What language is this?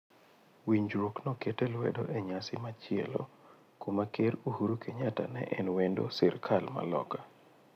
Luo (Kenya and Tanzania)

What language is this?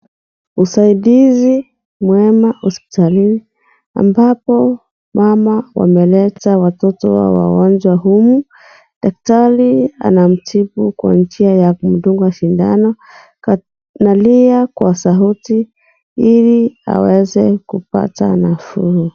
Swahili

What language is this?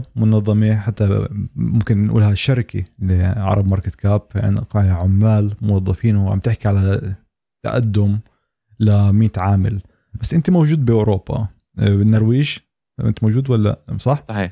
Arabic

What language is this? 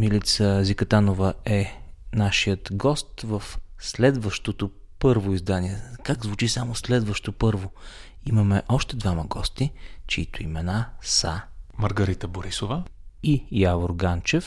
Bulgarian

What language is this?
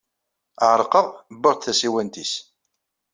Kabyle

